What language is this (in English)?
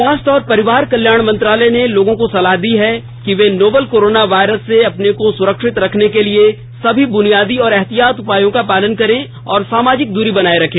Hindi